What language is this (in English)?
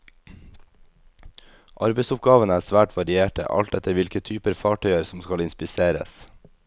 Norwegian